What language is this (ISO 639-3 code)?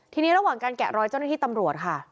tha